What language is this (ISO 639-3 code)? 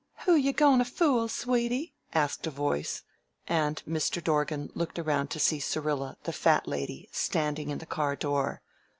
eng